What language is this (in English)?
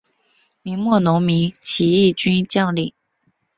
Chinese